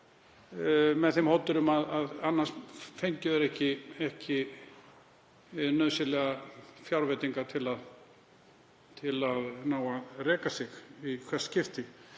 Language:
Icelandic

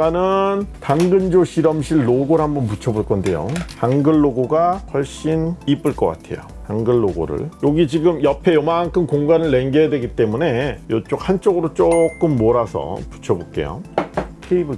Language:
Korean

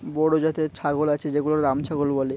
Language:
Bangla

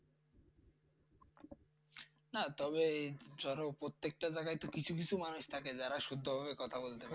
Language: Bangla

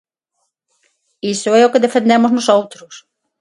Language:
Galician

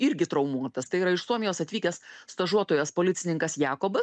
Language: Lithuanian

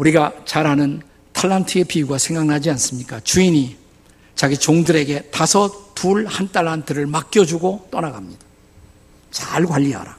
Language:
Korean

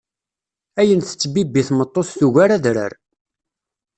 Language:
Kabyle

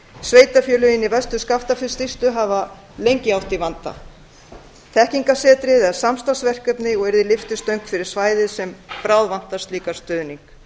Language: Icelandic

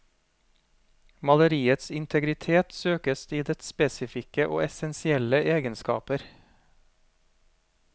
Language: Norwegian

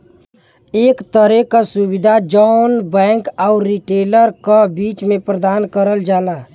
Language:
Bhojpuri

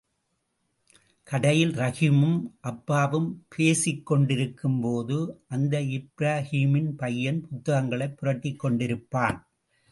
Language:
Tamil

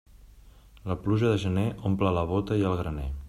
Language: Catalan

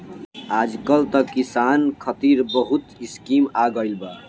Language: Bhojpuri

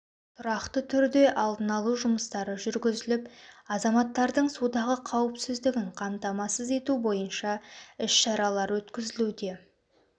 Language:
Kazakh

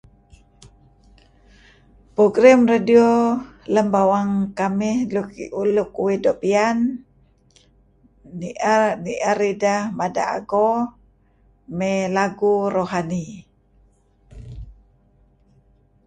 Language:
Kelabit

